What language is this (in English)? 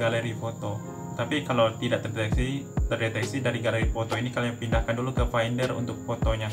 Indonesian